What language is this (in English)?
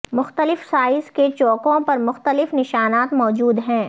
Urdu